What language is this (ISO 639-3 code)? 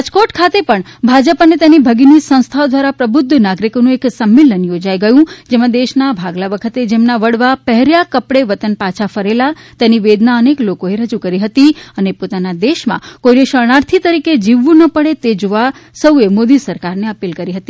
guj